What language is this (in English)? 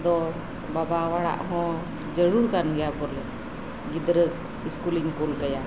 Santali